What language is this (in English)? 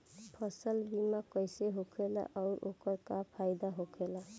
Bhojpuri